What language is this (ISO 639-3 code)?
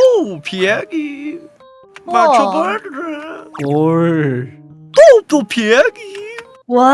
kor